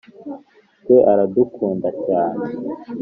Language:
Kinyarwanda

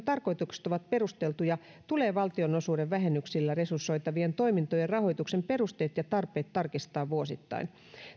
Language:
Finnish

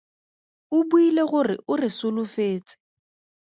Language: Tswana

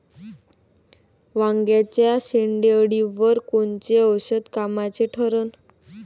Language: Marathi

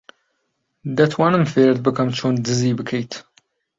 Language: Central Kurdish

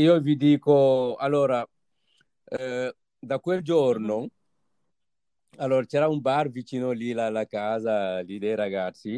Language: Italian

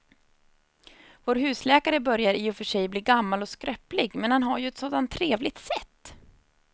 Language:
Swedish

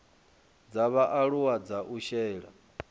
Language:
Venda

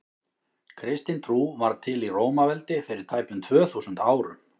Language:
Icelandic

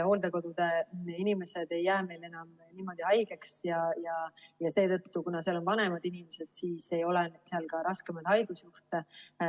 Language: Estonian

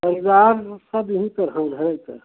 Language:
Hindi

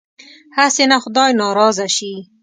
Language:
Pashto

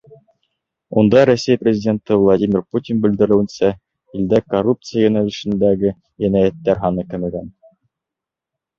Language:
Bashkir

